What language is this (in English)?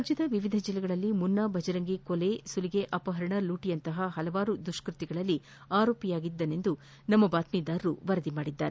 Kannada